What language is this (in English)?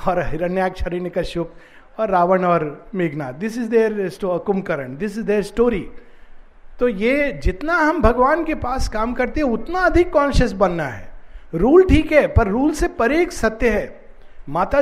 Hindi